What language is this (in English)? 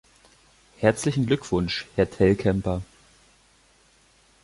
German